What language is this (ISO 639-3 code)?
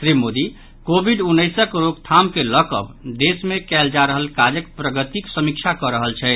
mai